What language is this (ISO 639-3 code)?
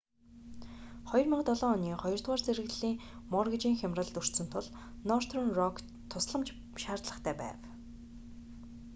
mon